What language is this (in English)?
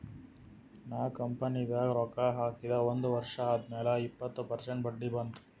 Kannada